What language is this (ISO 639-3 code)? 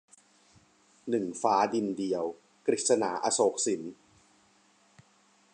tha